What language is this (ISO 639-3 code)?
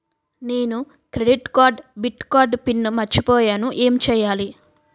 tel